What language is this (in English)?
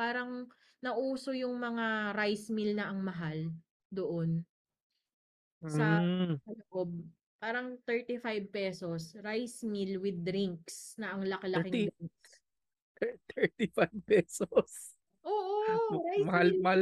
Filipino